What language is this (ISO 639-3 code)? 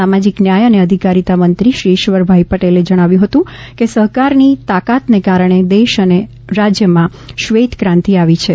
guj